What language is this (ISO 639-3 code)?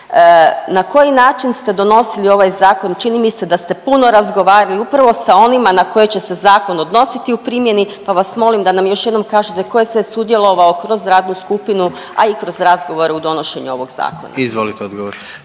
hrv